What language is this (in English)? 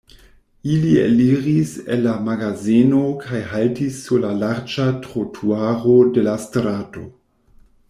Esperanto